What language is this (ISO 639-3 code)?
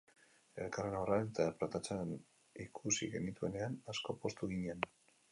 eus